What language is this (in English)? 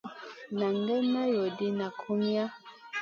Masana